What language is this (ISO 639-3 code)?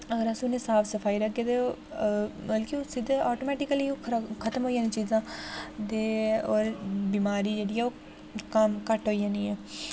doi